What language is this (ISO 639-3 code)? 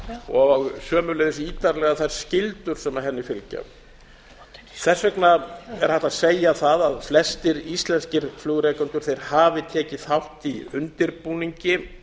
isl